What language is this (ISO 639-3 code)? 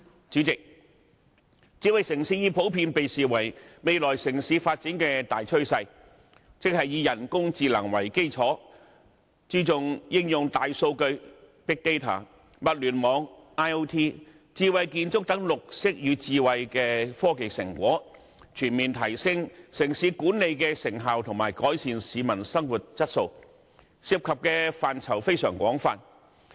yue